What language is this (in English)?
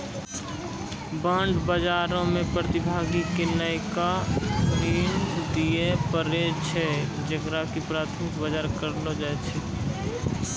Maithili